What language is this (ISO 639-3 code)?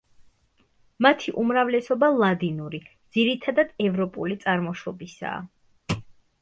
kat